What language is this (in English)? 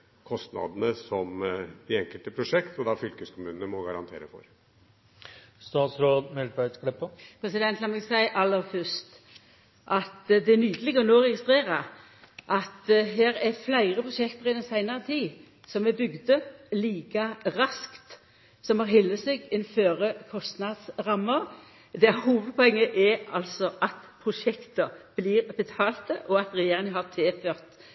Norwegian